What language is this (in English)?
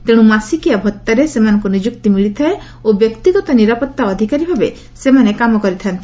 Odia